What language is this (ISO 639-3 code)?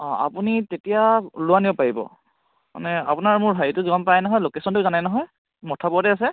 asm